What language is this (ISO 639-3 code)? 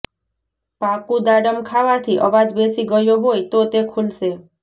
guj